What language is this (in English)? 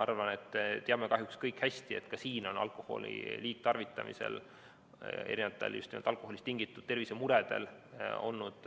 Estonian